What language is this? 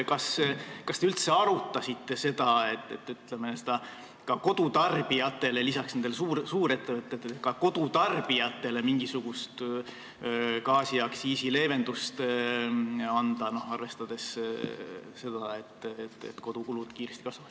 Estonian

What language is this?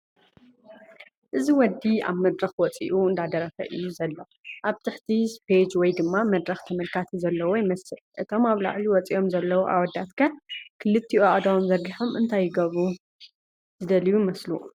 Tigrinya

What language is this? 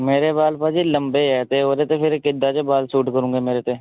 Punjabi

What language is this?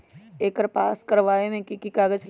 Magahi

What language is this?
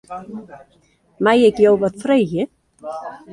Western Frisian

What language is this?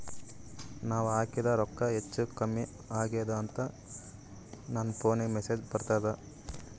Kannada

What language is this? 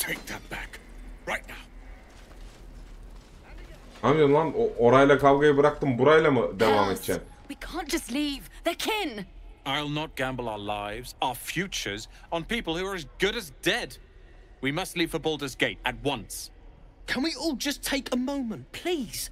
Turkish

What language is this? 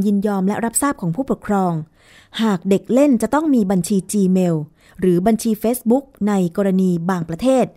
Thai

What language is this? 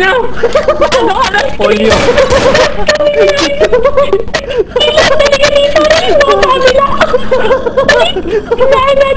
Filipino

